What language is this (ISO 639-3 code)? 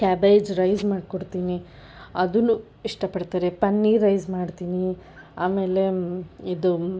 kan